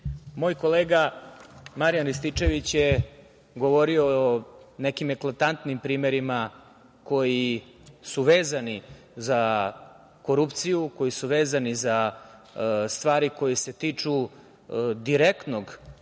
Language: Serbian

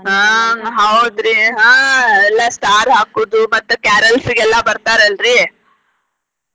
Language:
Kannada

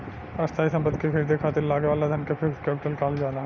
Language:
Bhojpuri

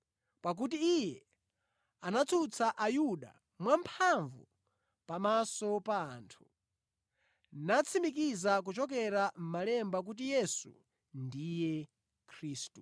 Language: Nyanja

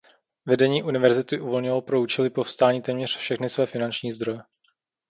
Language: Czech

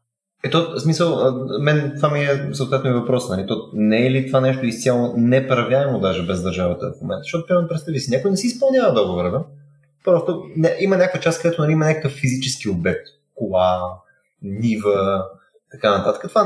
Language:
Bulgarian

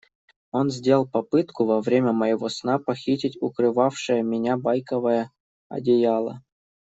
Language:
Russian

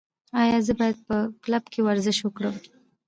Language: Pashto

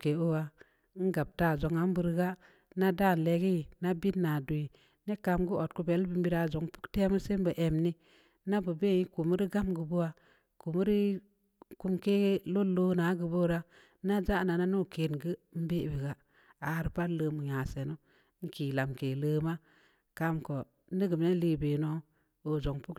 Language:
Samba Leko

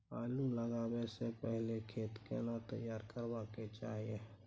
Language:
Maithili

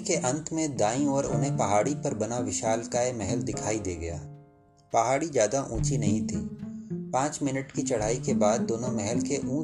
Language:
Hindi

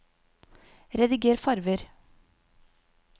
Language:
Norwegian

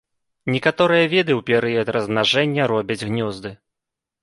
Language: Belarusian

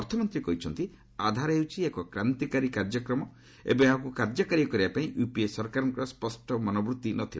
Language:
Odia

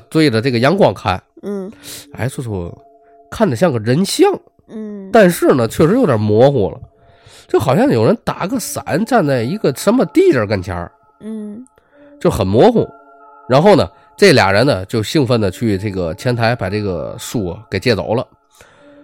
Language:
Chinese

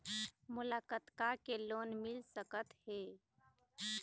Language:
Chhattisgarhi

